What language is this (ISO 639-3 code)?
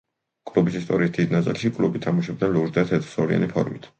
kat